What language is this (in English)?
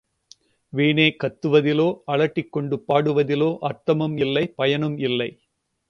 Tamil